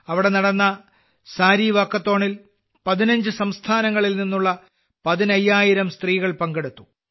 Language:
Malayalam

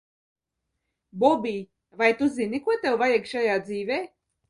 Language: Latvian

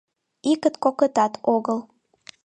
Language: Mari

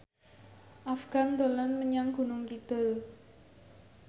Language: Javanese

